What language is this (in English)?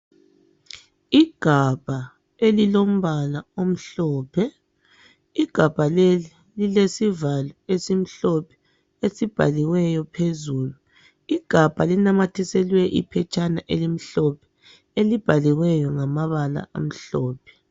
North Ndebele